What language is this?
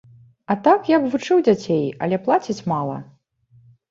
Belarusian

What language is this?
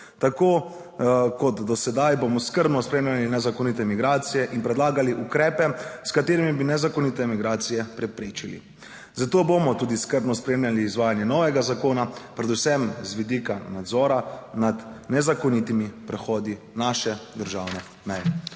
Slovenian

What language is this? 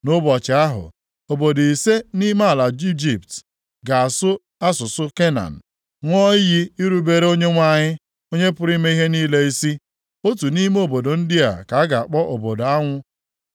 Igbo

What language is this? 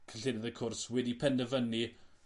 Welsh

